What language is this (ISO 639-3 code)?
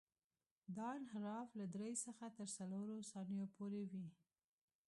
pus